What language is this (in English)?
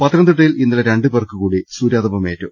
Malayalam